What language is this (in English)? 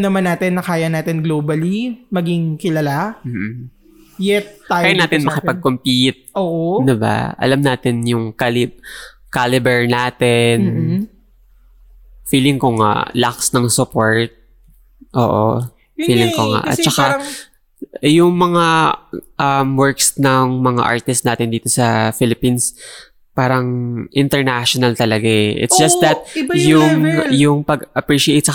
Filipino